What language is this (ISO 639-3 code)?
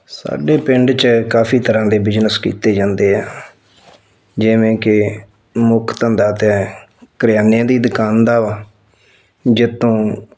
pan